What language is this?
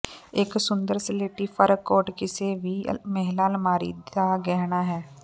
Punjabi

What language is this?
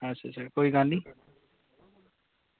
Dogri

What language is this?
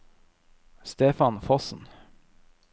Norwegian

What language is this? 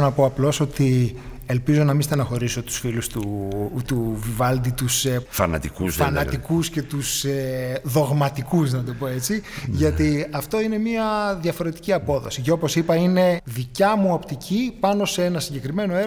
Greek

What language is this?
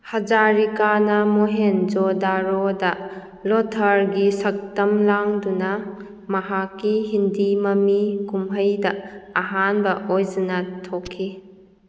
Manipuri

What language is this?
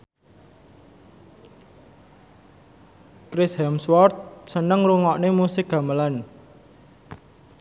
Javanese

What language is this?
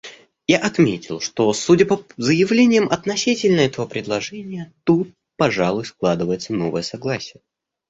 Russian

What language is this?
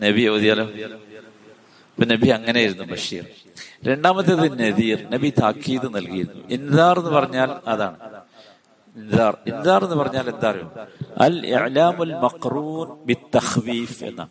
Malayalam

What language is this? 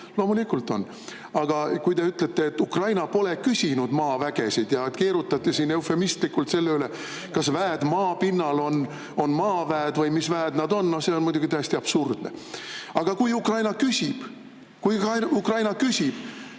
Estonian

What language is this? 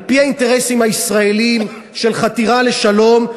Hebrew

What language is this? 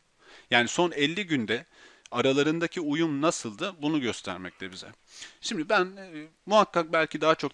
Turkish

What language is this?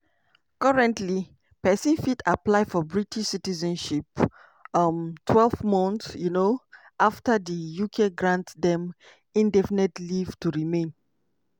Nigerian Pidgin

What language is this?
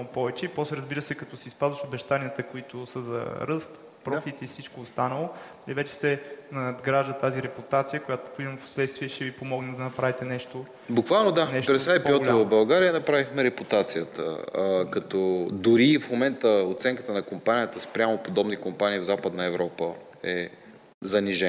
Bulgarian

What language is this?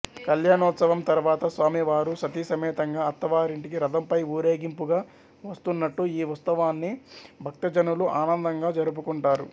Telugu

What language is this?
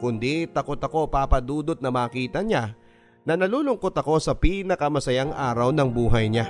Filipino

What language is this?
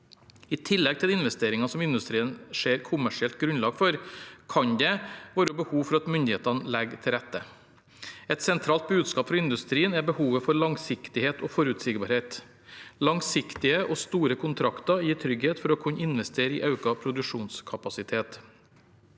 Norwegian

